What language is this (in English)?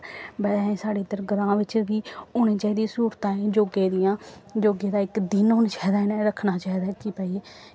Dogri